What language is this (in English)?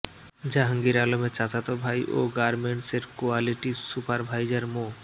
Bangla